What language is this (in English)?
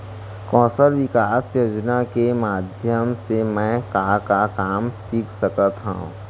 Chhattisgarhi